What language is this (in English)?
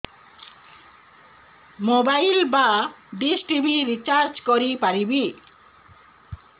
Odia